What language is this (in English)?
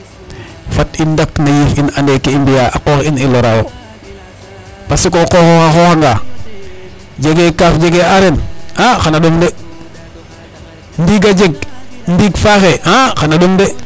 Serer